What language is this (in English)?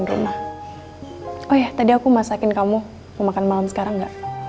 Indonesian